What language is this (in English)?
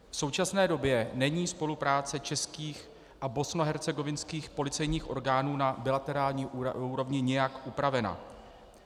Czech